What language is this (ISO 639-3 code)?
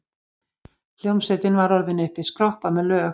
isl